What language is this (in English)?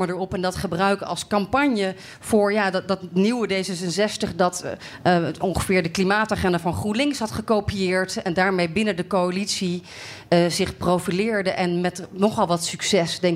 Dutch